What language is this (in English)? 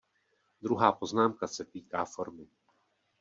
Czech